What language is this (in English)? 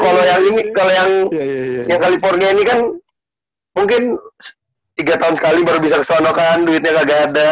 Indonesian